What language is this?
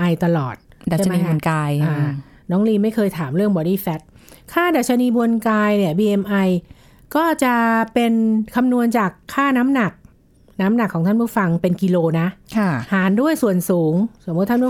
Thai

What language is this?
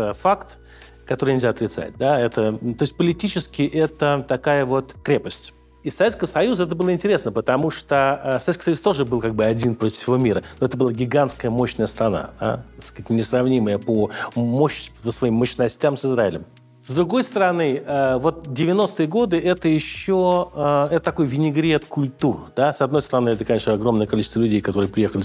Russian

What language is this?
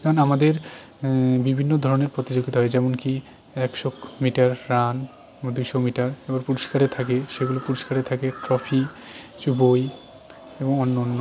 Bangla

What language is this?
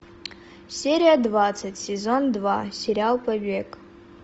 Russian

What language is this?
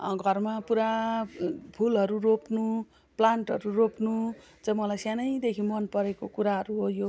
Nepali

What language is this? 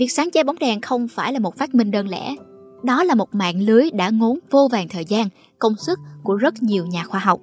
Vietnamese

